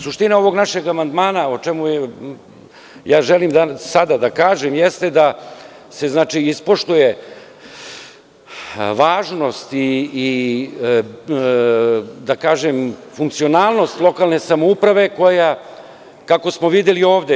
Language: Serbian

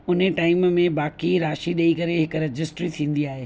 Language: Sindhi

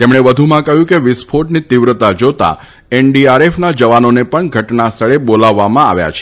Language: Gujarati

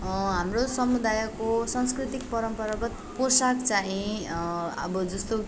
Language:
Nepali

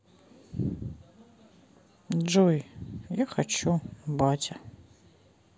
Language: Russian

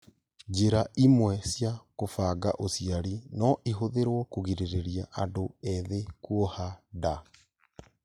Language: Kikuyu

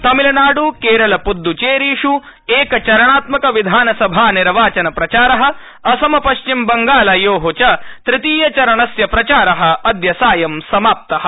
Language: Sanskrit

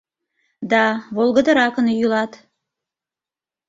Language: Mari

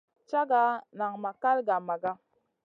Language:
Masana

